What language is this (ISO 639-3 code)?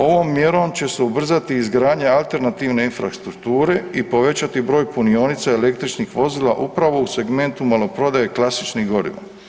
hrv